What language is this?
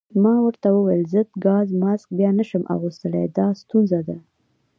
Pashto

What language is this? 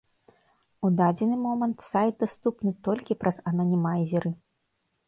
Belarusian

